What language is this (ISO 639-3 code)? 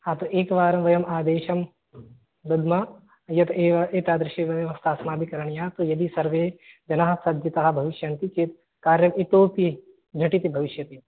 san